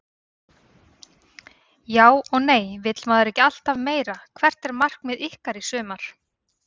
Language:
Icelandic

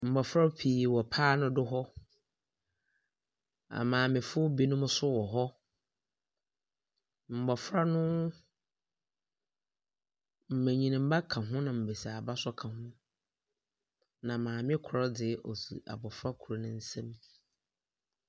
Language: Akan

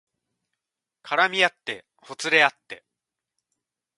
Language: Japanese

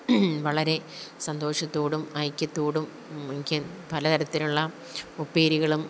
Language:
Malayalam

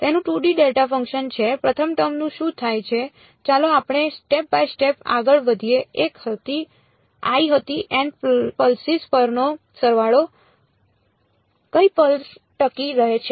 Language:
Gujarati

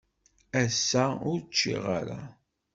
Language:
Kabyle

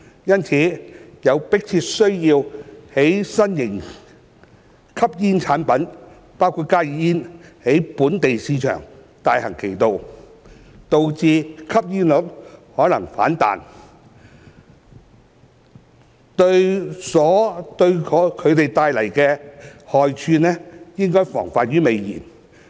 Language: Cantonese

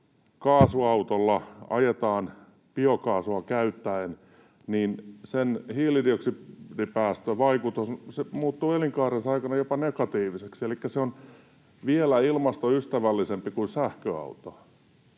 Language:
Finnish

